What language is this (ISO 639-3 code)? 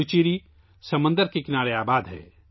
urd